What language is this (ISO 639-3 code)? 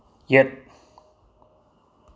mni